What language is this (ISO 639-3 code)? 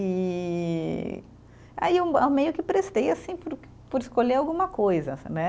por